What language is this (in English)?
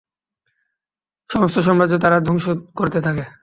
Bangla